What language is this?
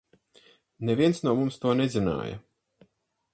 Latvian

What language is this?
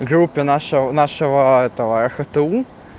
Russian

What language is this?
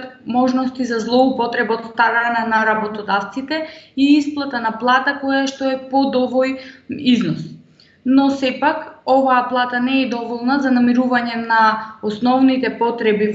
Macedonian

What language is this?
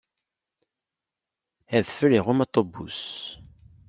Kabyle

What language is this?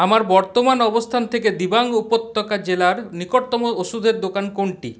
Bangla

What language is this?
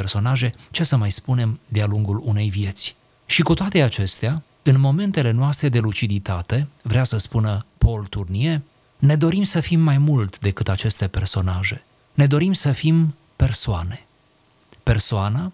Romanian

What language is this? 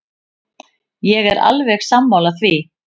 Icelandic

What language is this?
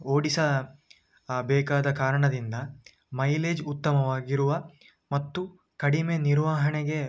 Kannada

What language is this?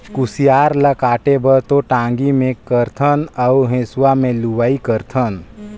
Chhattisgarhi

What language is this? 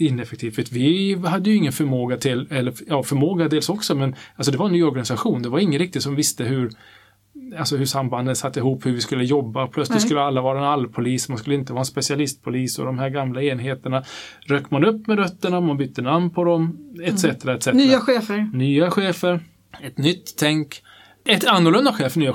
Swedish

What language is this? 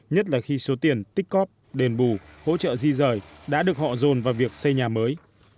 Vietnamese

